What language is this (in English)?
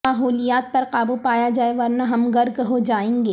Urdu